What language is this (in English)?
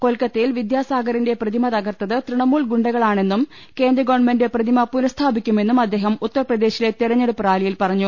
Malayalam